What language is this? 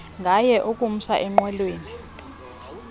Xhosa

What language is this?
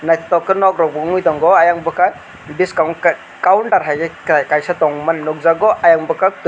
Kok Borok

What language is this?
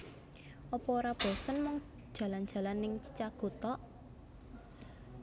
Javanese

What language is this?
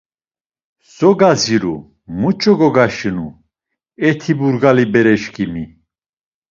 Laz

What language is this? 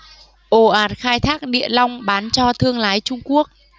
Vietnamese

